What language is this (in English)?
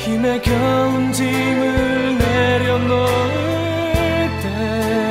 Korean